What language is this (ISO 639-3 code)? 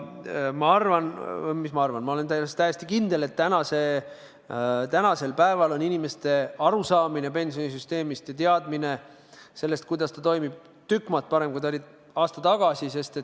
est